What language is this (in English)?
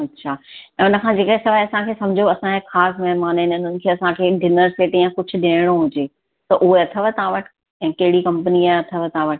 Sindhi